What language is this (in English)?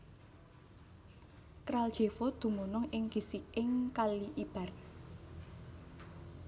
Javanese